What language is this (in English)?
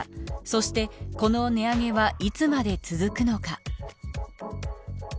Japanese